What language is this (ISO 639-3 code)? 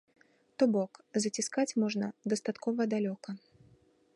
bel